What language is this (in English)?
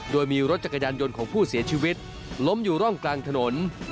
Thai